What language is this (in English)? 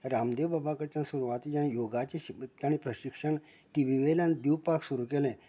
Konkani